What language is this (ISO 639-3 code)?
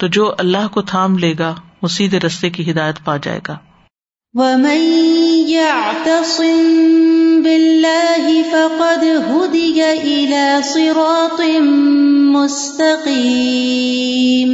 urd